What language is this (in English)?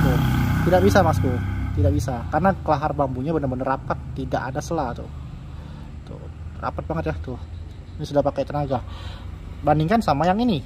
Indonesian